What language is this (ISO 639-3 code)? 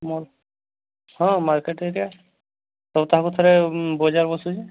ori